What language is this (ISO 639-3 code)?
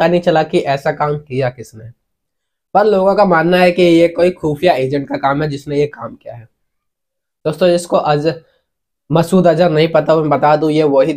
hin